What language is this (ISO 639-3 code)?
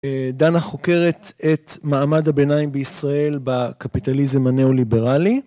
heb